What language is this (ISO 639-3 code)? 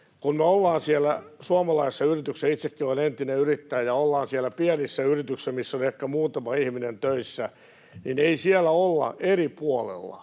fin